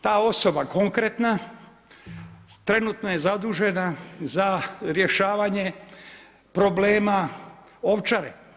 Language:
Croatian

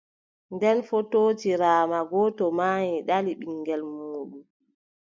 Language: Adamawa Fulfulde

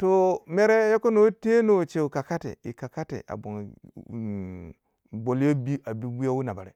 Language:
Waja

